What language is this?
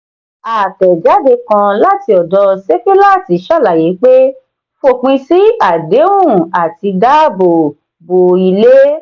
Yoruba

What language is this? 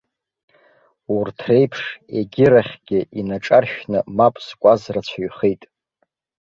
Abkhazian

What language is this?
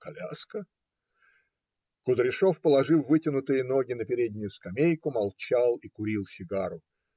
Russian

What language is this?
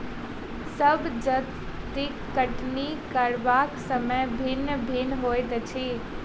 Maithili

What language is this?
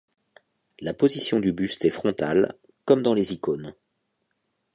French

